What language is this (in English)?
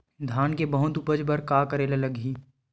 Chhattisgarhi